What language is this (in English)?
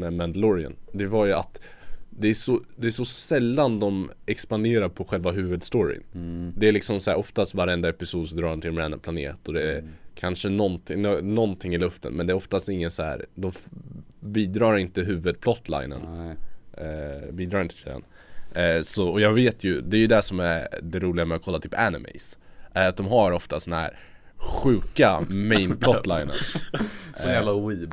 Swedish